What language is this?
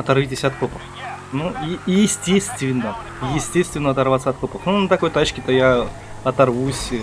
Russian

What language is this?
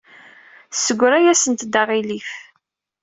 Kabyle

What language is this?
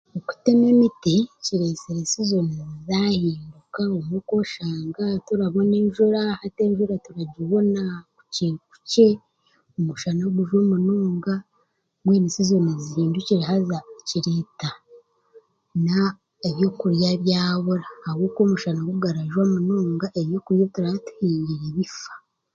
Chiga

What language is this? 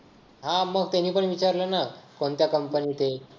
Marathi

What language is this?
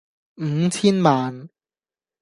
Cantonese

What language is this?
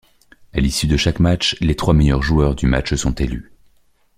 French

